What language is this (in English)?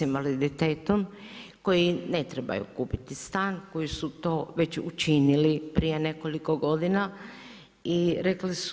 Croatian